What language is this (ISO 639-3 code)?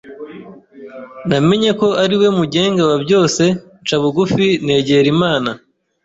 kin